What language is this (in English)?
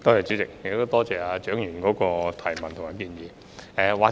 Cantonese